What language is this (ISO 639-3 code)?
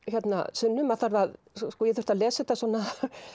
isl